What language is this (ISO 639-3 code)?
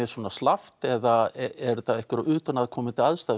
isl